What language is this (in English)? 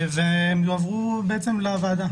Hebrew